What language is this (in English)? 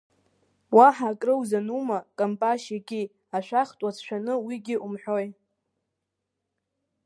Abkhazian